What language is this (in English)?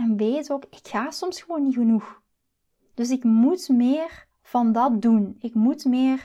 Dutch